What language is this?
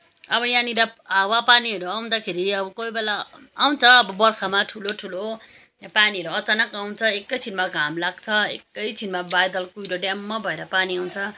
Nepali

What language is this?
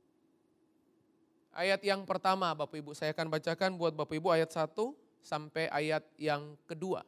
Indonesian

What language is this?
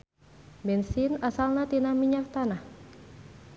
Sundanese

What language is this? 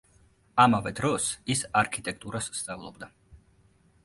Georgian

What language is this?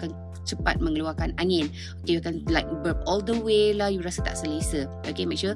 Malay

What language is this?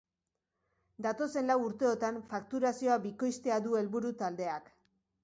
Basque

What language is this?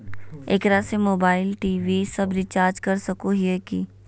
Magahi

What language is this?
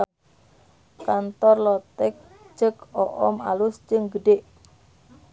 Sundanese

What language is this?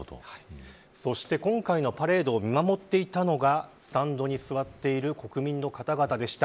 Japanese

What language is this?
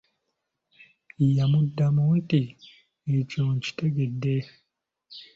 Ganda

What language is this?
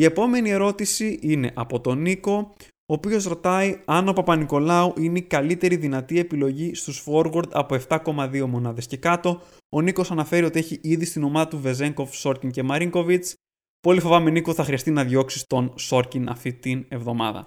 Greek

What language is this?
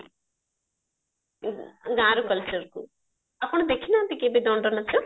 Odia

